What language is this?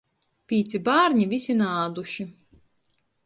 Latgalian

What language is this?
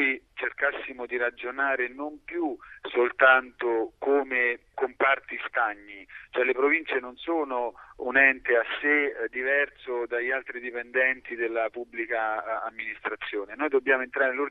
Italian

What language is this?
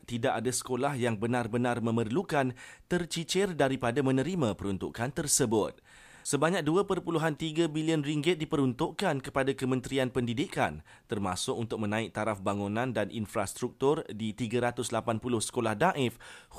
Malay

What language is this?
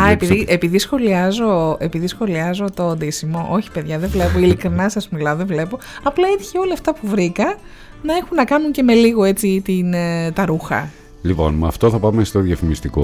Greek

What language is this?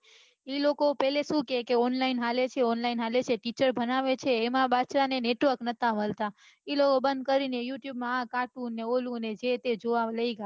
Gujarati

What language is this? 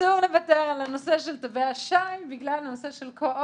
Hebrew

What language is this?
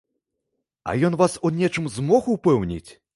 Belarusian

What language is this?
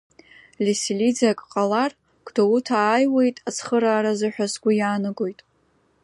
Abkhazian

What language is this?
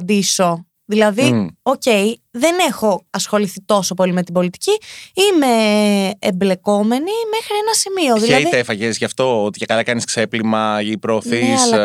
Greek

